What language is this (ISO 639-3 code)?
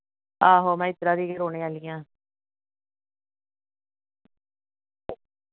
doi